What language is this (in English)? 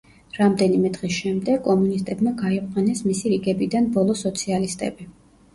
Georgian